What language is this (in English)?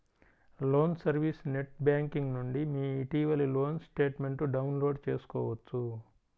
Telugu